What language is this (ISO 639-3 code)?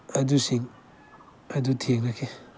mni